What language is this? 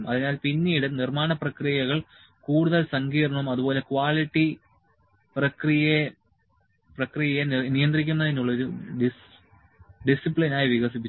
Malayalam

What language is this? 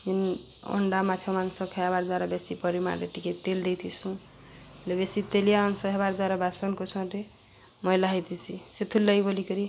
Odia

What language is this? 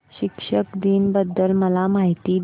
Marathi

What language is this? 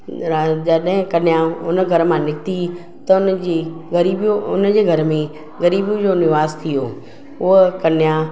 Sindhi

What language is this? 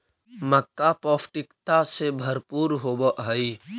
Magahi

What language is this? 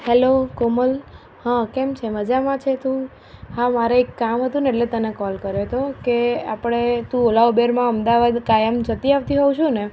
Gujarati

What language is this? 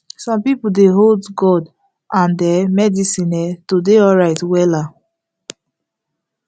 Nigerian Pidgin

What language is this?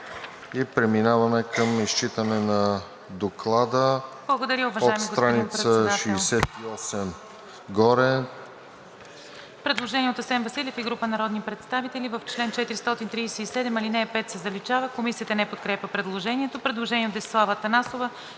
Bulgarian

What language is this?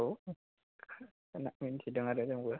Bodo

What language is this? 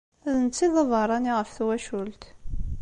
Kabyle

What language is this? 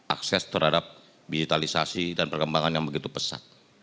Indonesian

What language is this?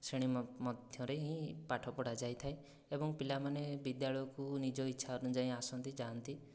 Odia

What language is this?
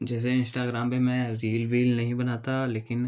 Hindi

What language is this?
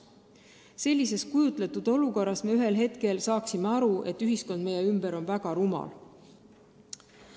Estonian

